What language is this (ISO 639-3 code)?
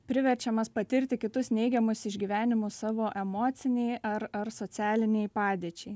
lit